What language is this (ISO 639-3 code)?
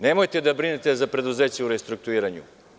srp